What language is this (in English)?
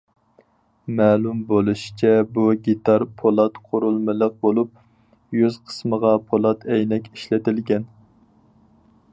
Uyghur